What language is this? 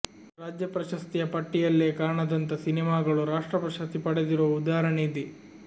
Kannada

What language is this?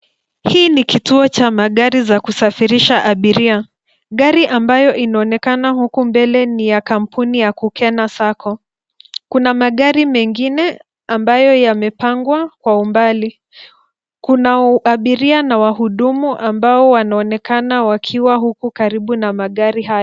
Swahili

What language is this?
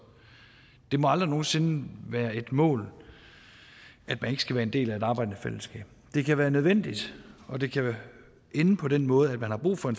Danish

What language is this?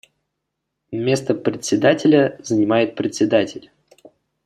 Russian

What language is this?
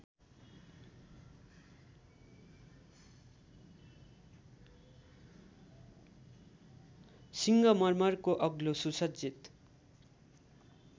Nepali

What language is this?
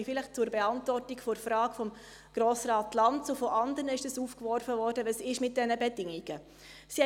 Swiss German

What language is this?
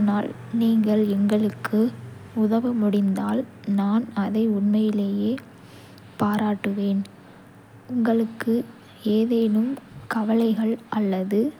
Kota (India)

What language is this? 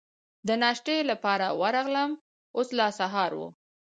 Pashto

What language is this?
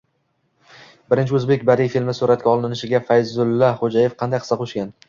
Uzbek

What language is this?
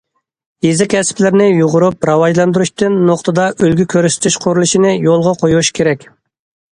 Uyghur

